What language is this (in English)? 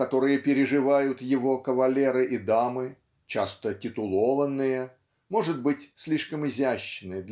Russian